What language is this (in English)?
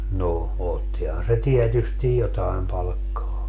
Finnish